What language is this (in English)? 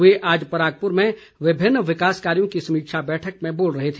Hindi